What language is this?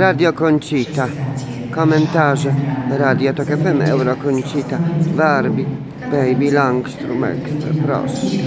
Polish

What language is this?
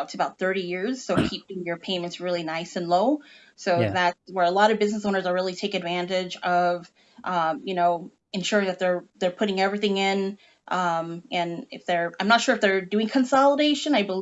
English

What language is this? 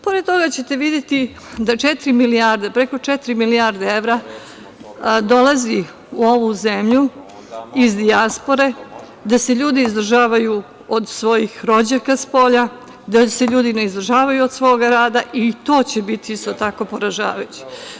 Serbian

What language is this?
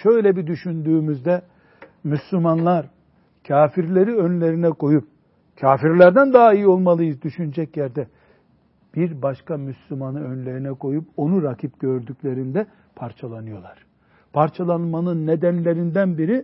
Turkish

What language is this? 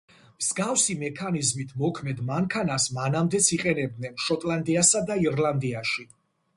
Georgian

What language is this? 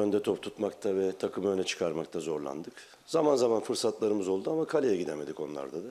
Turkish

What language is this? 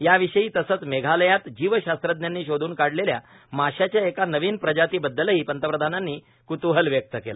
Marathi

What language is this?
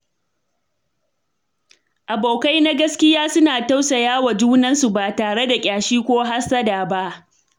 Hausa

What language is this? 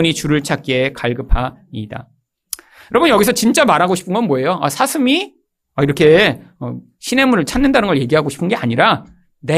Korean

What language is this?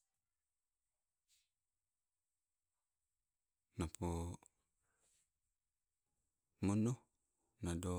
Sibe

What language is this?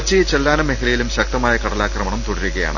Malayalam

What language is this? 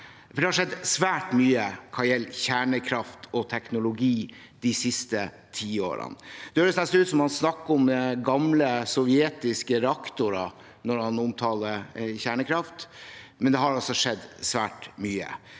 Norwegian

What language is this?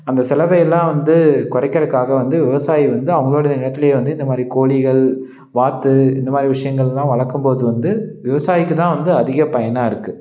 Tamil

